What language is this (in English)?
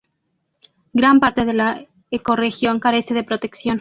Spanish